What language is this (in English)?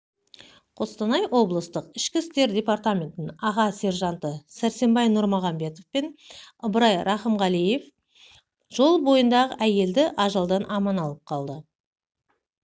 Kazakh